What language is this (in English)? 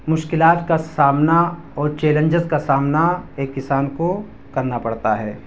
Urdu